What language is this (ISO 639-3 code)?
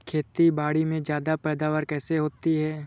hin